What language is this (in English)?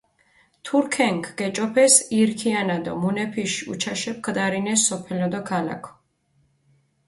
Mingrelian